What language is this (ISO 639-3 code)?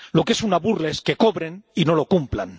spa